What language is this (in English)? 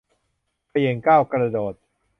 Thai